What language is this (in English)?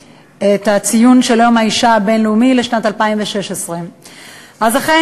Hebrew